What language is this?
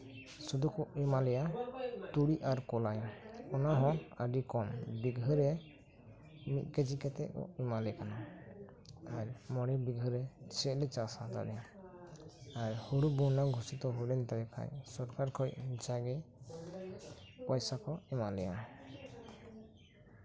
Santali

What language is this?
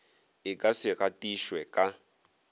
Northern Sotho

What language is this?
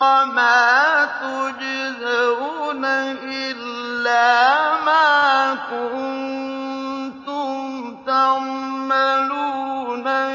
Arabic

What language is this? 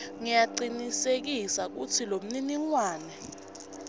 Swati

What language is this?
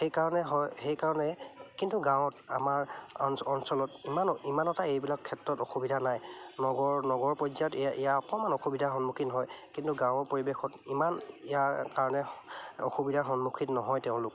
Assamese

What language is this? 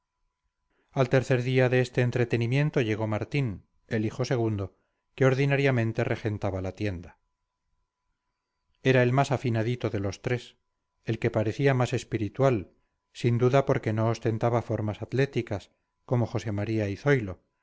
Spanish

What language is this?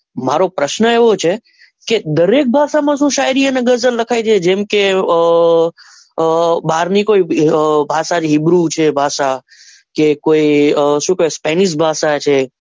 Gujarati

